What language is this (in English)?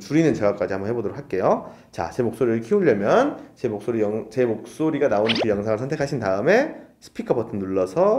Korean